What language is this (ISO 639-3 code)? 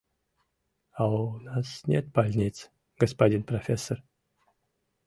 chm